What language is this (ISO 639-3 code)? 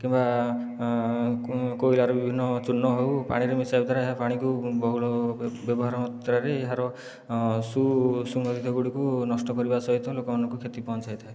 ori